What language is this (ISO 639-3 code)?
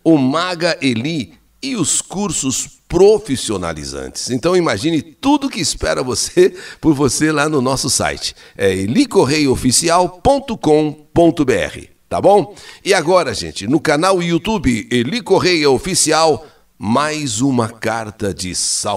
por